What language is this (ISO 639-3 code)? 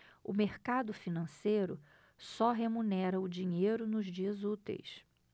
por